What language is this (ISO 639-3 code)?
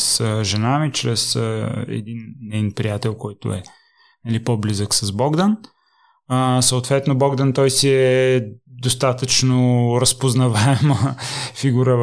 bul